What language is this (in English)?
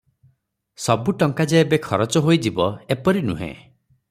Odia